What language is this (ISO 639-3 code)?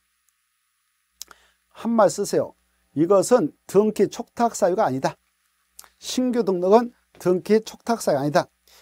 kor